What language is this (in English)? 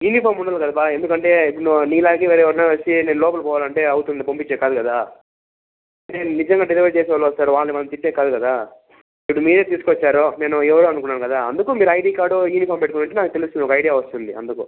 Telugu